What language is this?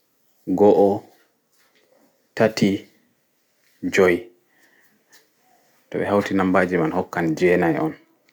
Fula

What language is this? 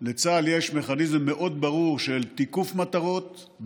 Hebrew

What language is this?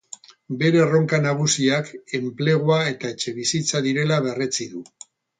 Basque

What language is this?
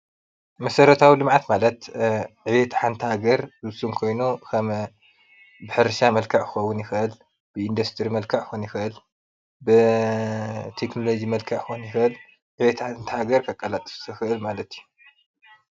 Tigrinya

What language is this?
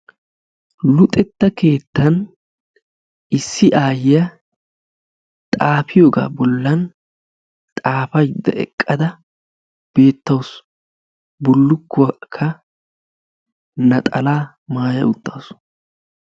Wolaytta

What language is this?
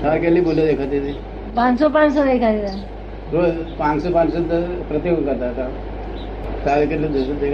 Gujarati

